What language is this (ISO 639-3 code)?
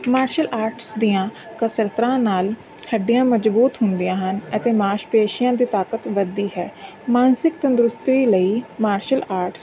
pan